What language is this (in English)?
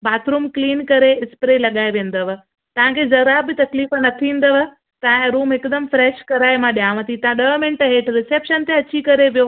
Sindhi